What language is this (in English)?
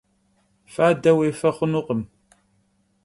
Kabardian